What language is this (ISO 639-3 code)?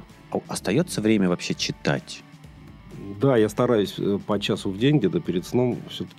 rus